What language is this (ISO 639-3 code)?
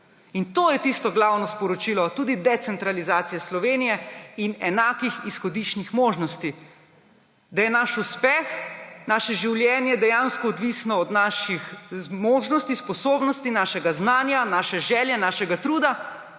slv